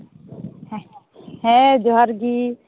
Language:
Santali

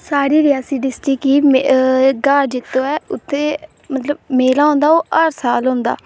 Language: Dogri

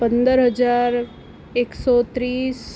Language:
Gujarati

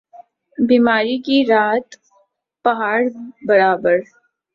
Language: Urdu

